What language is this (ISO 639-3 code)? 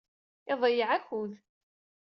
kab